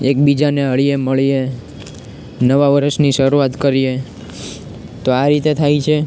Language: Gujarati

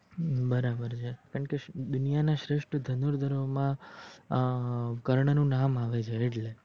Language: Gujarati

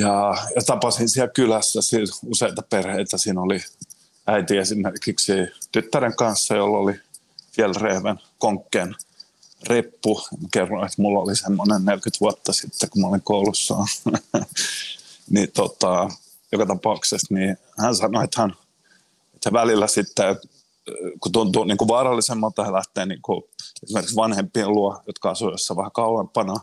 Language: Finnish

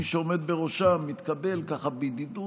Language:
Hebrew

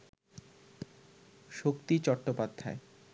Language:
Bangla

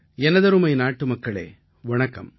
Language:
Tamil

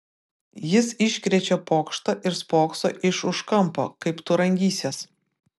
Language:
Lithuanian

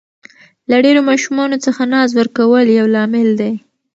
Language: Pashto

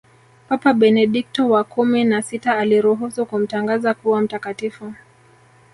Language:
Swahili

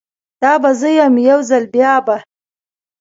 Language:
Pashto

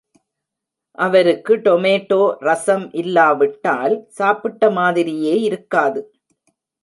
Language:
Tamil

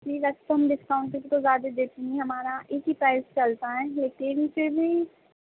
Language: Urdu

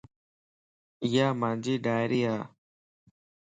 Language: Lasi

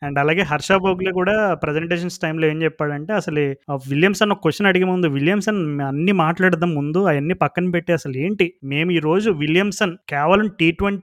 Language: Telugu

